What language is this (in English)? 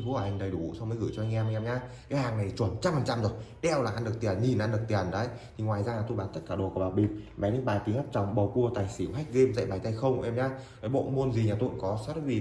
Vietnamese